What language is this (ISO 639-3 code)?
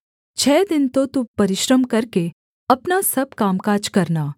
hin